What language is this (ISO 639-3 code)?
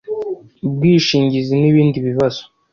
kin